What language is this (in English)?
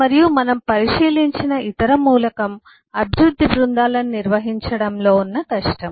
Telugu